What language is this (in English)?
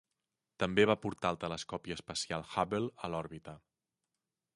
Catalan